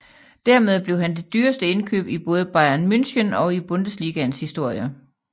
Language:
Danish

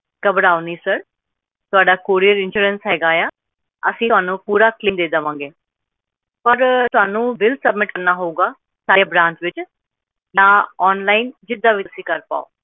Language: Punjabi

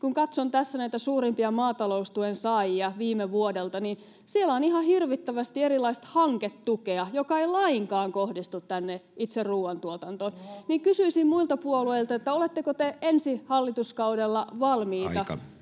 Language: Finnish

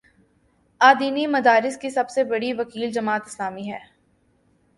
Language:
Urdu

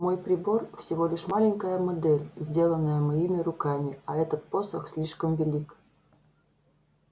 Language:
Russian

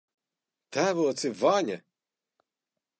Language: Latvian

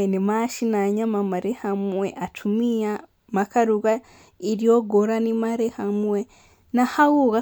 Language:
Kikuyu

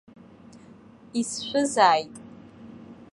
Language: Abkhazian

